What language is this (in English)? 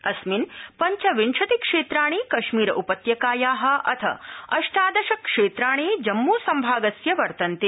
Sanskrit